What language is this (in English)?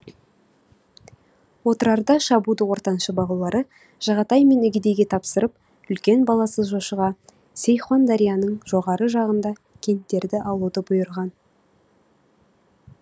Kazakh